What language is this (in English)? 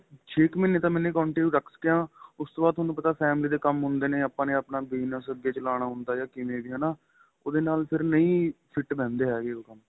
Punjabi